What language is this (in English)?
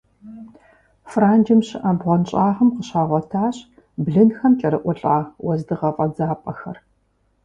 Kabardian